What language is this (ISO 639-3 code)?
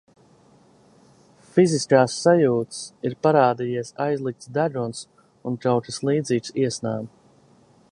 lav